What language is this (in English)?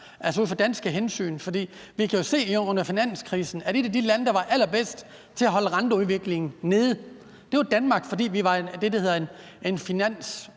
Danish